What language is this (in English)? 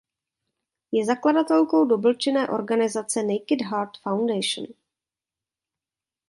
Czech